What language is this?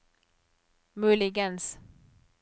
Norwegian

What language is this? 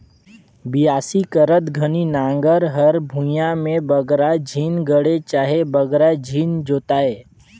Chhattisgarhi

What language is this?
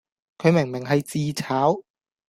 Cantonese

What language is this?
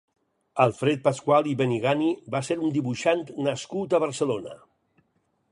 Catalan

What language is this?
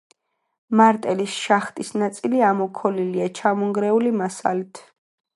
Georgian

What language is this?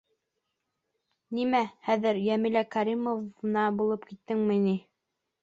Bashkir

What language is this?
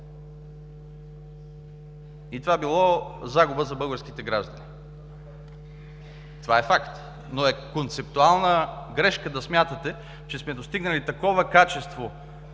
Bulgarian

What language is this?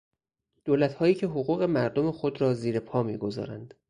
Persian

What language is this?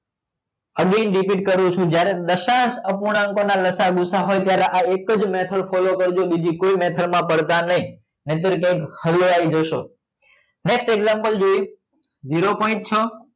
Gujarati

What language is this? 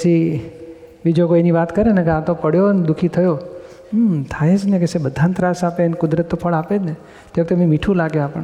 Gujarati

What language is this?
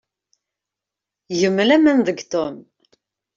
Kabyle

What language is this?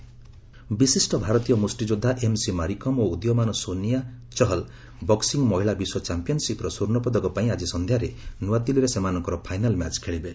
Odia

